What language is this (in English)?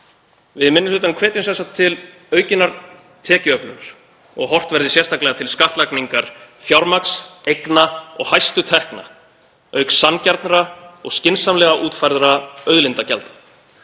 Icelandic